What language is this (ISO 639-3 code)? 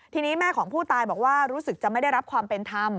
tha